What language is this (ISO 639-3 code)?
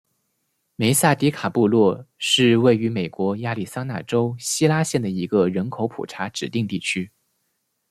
zho